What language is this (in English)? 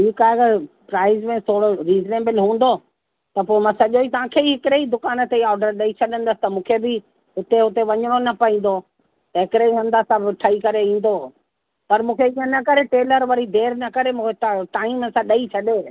Sindhi